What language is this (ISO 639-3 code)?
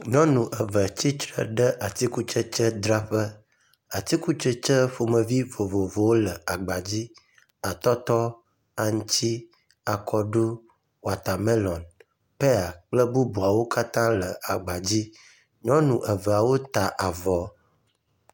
ewe